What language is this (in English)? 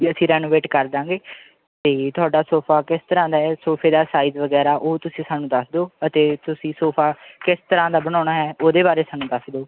Punjabi